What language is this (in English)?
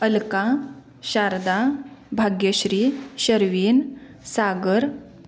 Marathi